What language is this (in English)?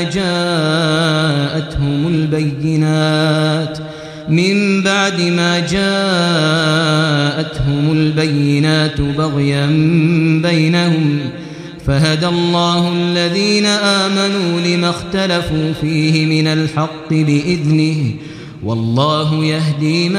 Arabic